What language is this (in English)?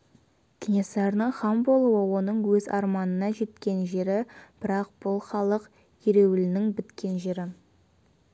Kazakh